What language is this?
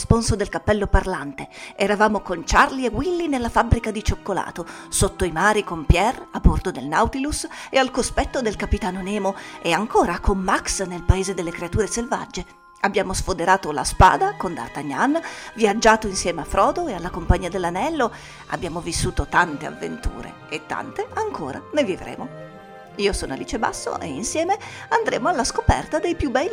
Italian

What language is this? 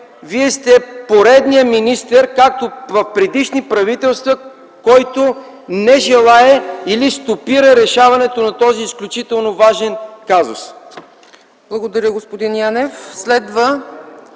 Bulgarian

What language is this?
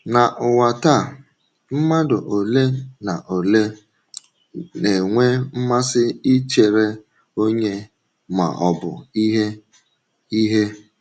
Igbo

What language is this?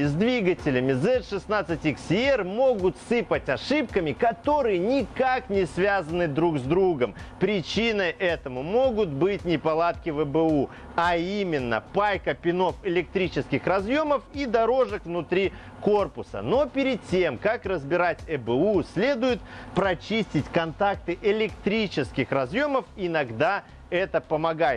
Russian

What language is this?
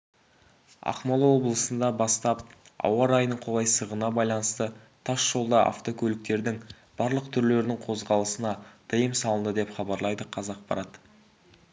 Kazakh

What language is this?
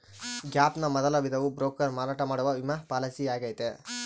Kannada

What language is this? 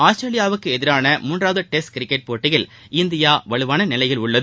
Tamil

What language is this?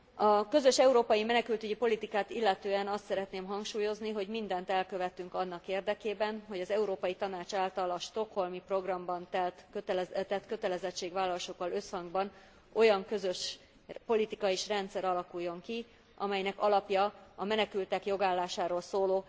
Hungarian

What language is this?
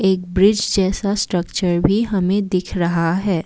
Hindi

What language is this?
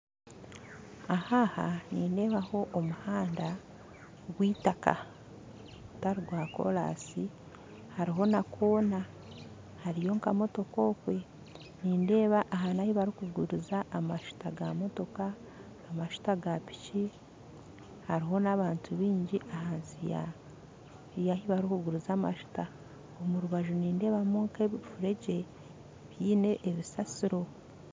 Nyankole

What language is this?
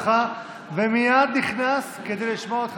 Hebrew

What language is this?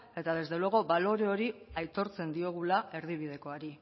Basque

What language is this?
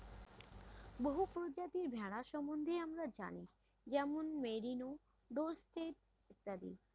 Bangla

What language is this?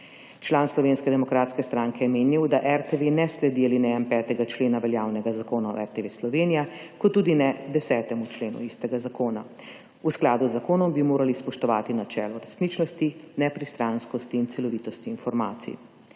Slovenian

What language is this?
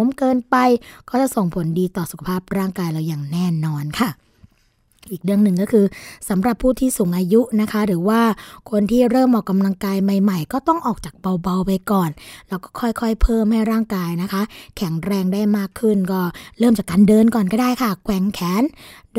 Thai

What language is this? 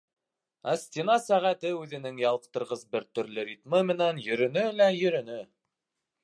Bashkir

